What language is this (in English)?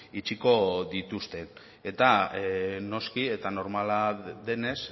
Basque